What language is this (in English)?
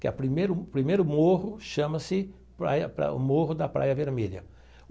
Portuguese